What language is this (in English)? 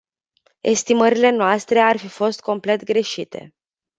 Romanian